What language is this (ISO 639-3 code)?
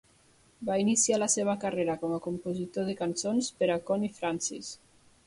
cat